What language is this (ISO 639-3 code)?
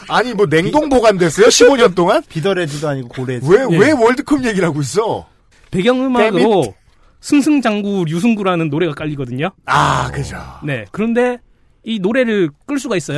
kor